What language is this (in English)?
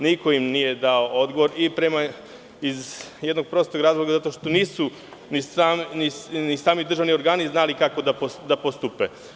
Serbian